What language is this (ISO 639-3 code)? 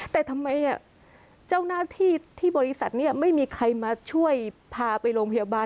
tha